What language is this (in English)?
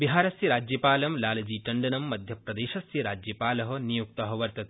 Sanskrit